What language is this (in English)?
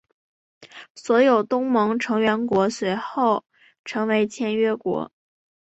Chinese